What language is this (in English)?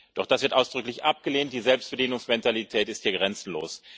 German